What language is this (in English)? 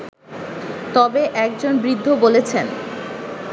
Bangla